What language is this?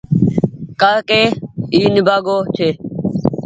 Goaria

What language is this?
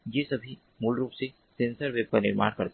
Hindi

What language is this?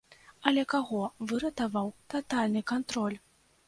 Belarusian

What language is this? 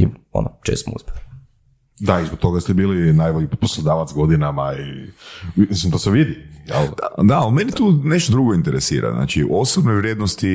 Croatian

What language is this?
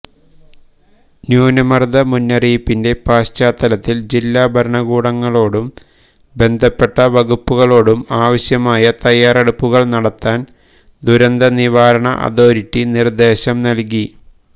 Malayalam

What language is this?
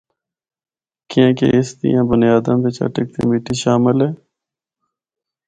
Northern Hindko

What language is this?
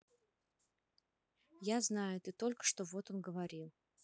Russian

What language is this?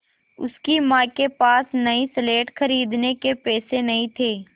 Hindi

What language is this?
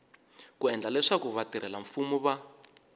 Tsonga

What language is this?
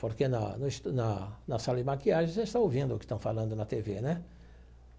Portuguese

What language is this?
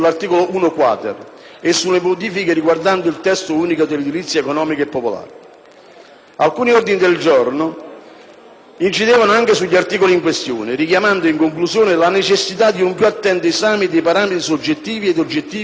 Italian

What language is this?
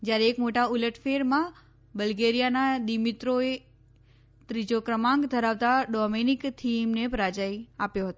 Gujarati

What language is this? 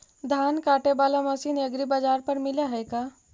Magahi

